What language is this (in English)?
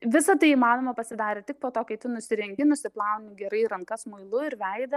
Lithuanian